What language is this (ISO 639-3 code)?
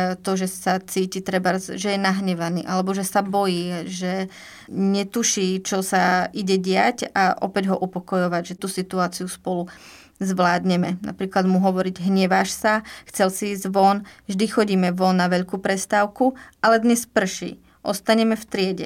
slk